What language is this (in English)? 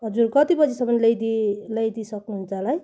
Nepali